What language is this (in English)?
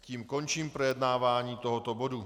Czech